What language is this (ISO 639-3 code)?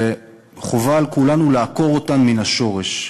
heb